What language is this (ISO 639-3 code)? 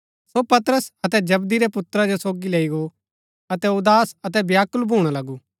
gbk